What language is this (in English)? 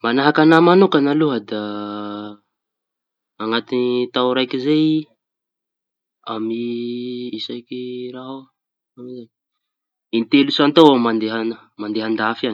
Tanosy Malagasy